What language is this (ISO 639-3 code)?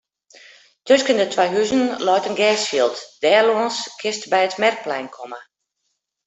fry